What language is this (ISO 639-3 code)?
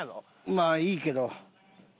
jpn